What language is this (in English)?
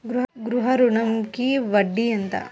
Telugu